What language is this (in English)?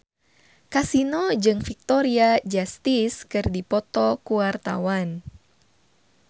Sundanese